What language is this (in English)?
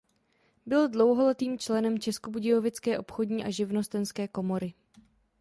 Czech